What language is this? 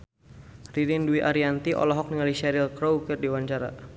Sundanese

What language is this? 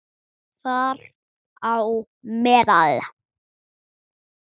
Icelandic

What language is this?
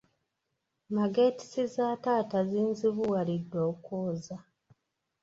Ganda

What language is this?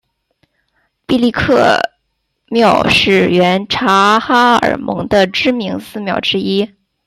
Chinese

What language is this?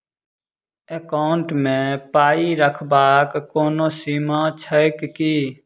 Maithili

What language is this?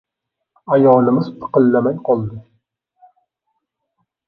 Uzbek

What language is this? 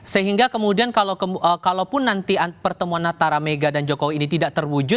Indonesian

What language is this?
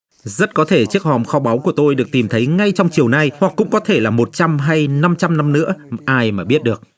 Vietnamese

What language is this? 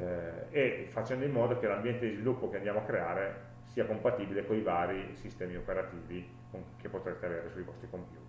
Italian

